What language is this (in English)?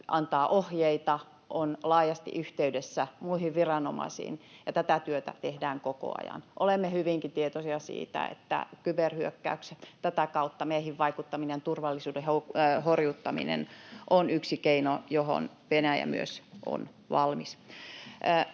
Finnish